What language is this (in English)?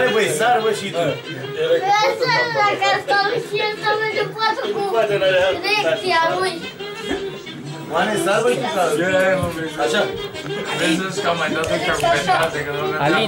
Romanian